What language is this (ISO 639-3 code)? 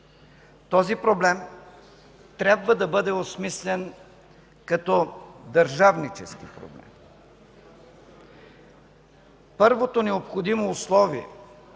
bul